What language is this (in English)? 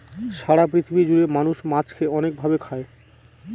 Bangla